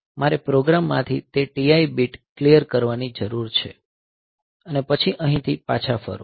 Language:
Gujarati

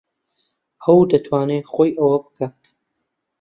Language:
Central Kurdish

